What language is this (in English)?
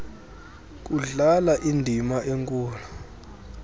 Xhosa